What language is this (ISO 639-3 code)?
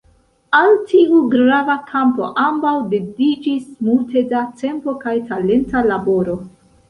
epo